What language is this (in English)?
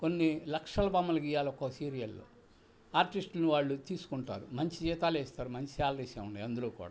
Telugu